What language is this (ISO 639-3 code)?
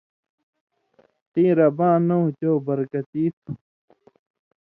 mvy